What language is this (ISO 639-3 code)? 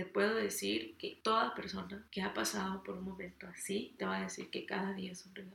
spa